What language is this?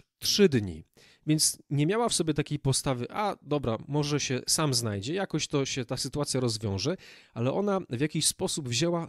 Polish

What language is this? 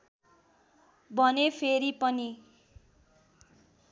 Nepali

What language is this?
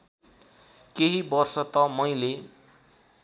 Nepali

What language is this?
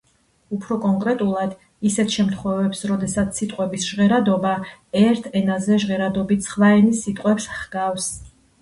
Georgian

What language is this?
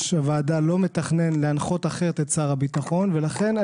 Hebrew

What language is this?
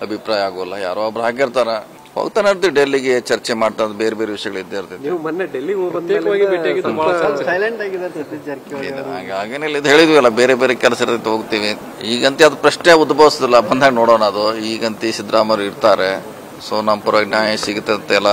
Kannada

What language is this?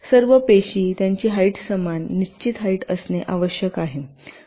Marathi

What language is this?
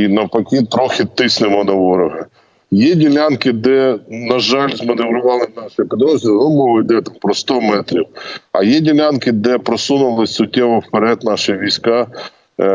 Ukrainian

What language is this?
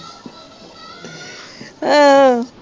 Punjabi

